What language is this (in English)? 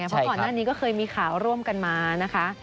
Thai